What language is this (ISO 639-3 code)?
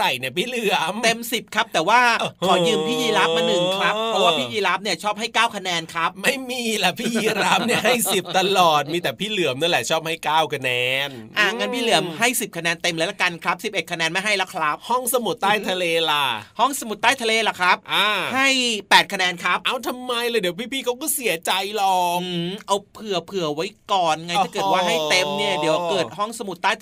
tha